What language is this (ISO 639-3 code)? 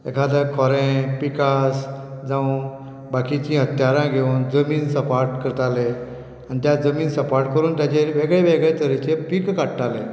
kok